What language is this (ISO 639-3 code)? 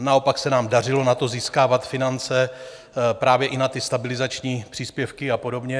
ces